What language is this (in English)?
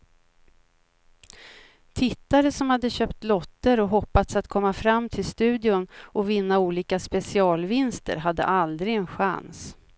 Swedish